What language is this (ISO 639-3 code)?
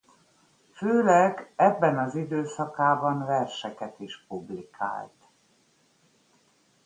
hun